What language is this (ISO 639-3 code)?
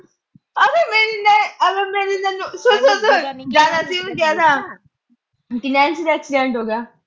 pan